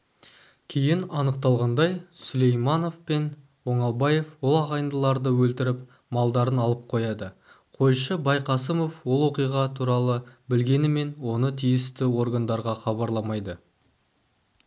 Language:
Kazakh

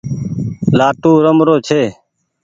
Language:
Goaria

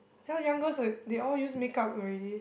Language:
English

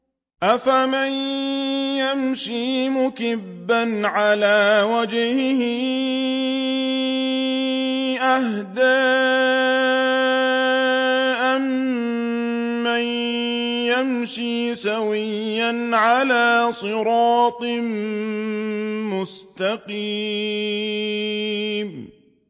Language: Arabic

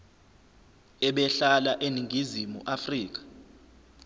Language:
Zulu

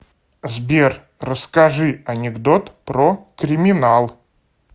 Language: Russian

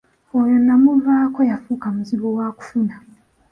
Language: Ganda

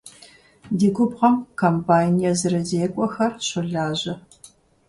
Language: Kabardian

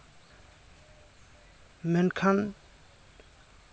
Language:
Santali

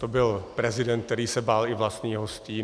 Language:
Czech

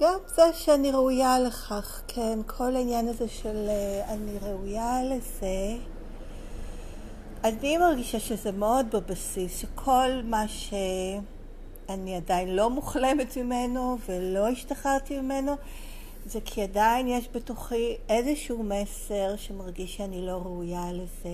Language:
Hebrew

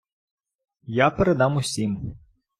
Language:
Ukrainian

